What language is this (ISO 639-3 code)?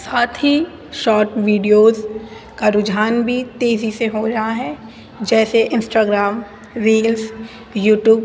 urd